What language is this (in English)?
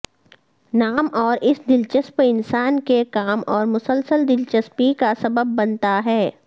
Urdu